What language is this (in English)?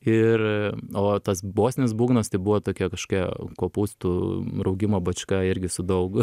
Lithuanian